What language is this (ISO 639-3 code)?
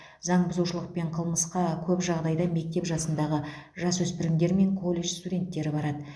kaz